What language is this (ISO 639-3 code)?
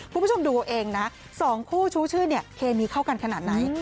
tha